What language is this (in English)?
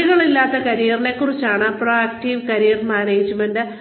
Malayalam